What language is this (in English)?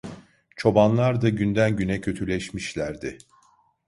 Turkish